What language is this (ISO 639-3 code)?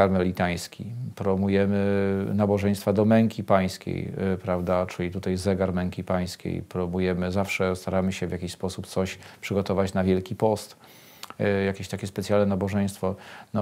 pol